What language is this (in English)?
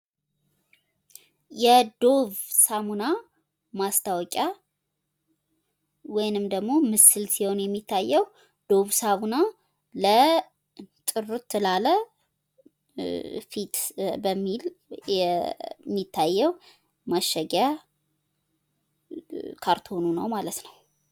Amharic